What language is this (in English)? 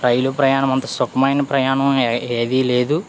Telugu